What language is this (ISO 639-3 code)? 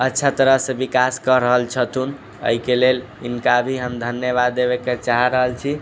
mai